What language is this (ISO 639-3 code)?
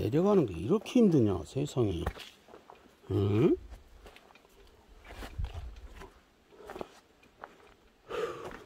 kor